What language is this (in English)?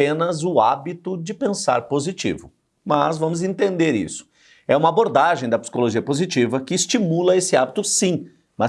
Portuguese